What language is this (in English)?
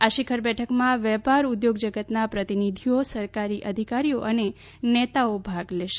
Gujarati